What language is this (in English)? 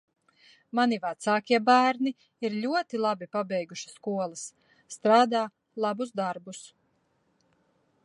Latvian